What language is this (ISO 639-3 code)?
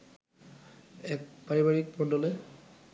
ben